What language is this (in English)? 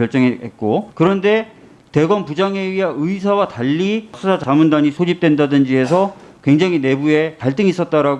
Korean